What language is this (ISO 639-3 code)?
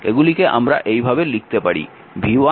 ben